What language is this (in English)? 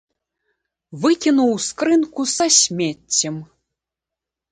Belarusian